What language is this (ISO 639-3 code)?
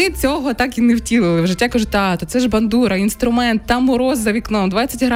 ukr